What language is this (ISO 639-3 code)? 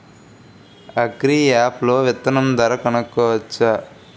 tel